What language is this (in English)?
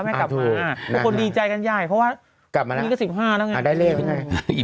Thai